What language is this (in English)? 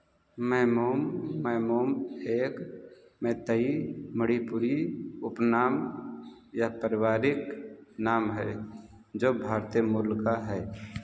Hindi